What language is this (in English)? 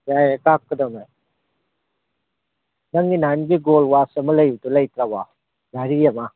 Manipuri